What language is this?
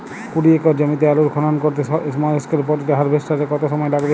Bangla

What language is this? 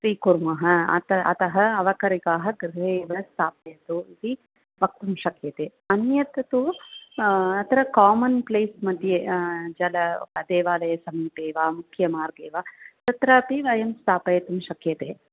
Sanskrit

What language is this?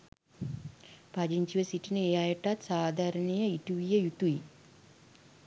Sinhala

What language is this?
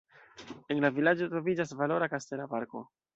Esperanto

